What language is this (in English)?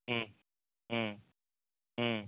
Tamil